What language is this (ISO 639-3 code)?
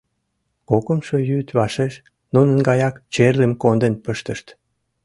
chm